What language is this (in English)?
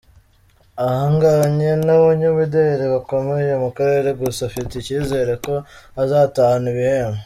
Kinyarwanda